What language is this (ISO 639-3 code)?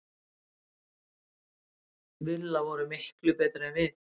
isl